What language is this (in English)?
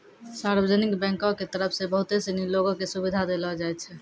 Maithili